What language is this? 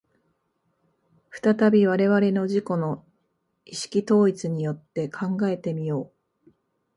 Japanese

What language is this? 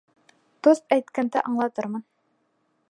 Bashkir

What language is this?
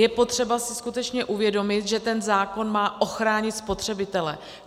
Czech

